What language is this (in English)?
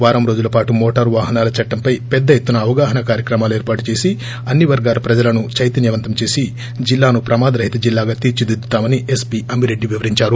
Telugu